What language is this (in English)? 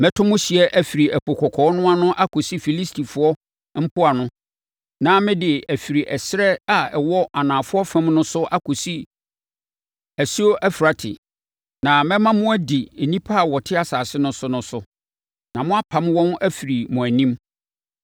Akan